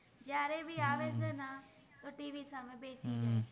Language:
Gujarati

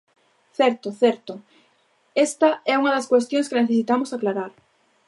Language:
Galician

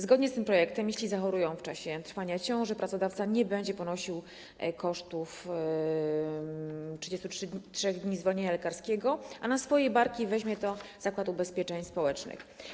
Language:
Polish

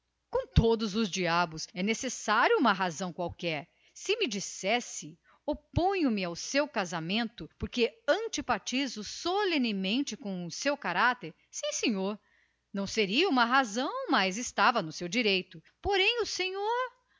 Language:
Portuguese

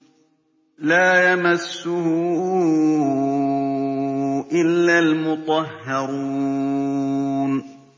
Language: Arabic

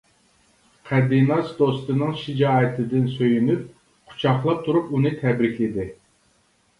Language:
Uyghur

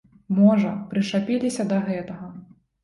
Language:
Belarusian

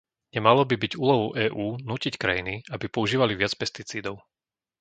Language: Slovak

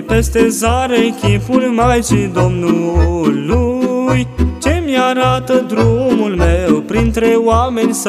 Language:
Romanian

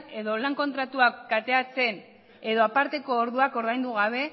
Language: Basque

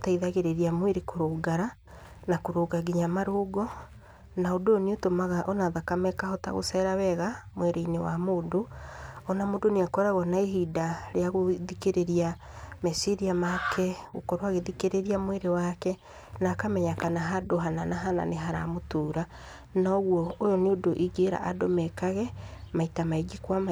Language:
Kikuyu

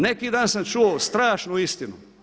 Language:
Croatian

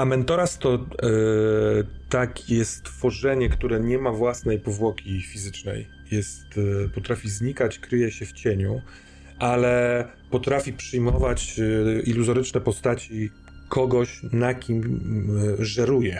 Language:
Polish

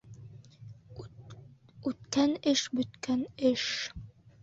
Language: Bashkir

